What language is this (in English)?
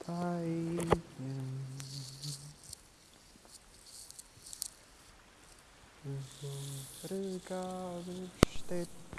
Icelandic